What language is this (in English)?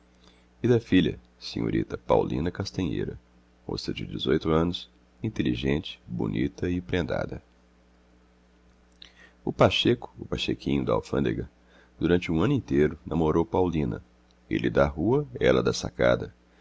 Portuguese